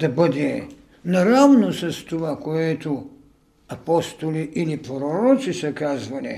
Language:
Bulgarian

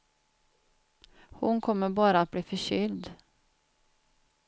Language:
Swedish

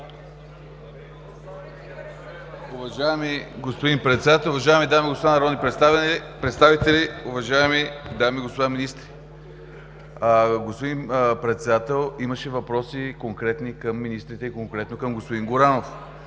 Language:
Bulgarian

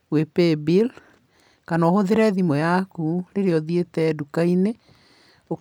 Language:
Kikuyu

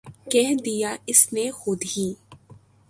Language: Urdu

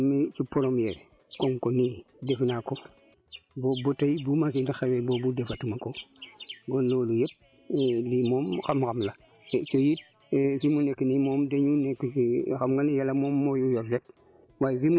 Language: Wolof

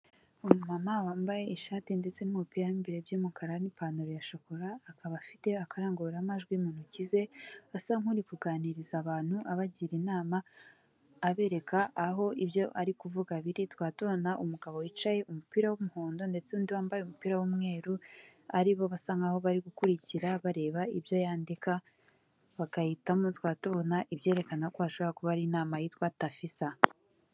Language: Kinyarwanda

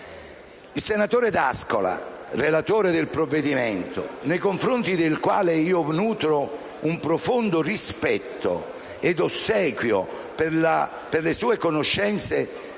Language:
Italian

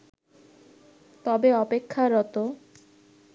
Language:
Bangla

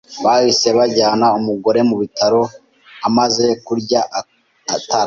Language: Kinyarwanda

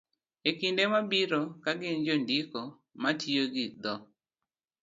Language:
Luo (Kenya and Tanzania)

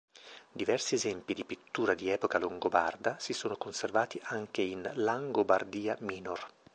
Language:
Italian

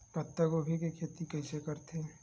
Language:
Chhattisgarhi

